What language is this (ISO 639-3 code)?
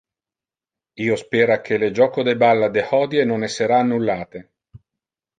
ina